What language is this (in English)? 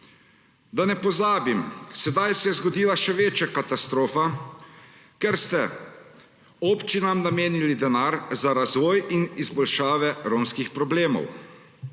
Slovenian